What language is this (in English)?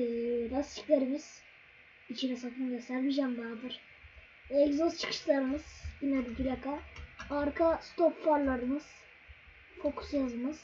Turkish